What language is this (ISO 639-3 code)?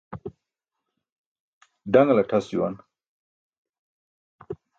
bsk